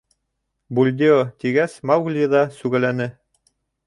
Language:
Bashkir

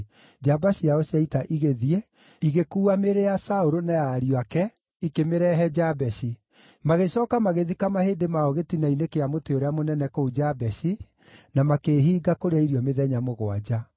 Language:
Kikuyu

